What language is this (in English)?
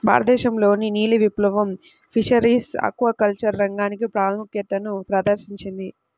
Telugu